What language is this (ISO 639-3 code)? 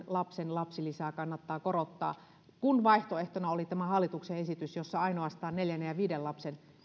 fin